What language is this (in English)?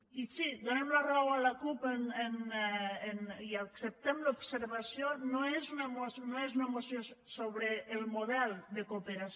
Catalan